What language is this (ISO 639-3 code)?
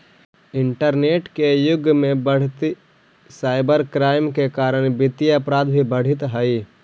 mag